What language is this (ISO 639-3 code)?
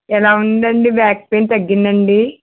tel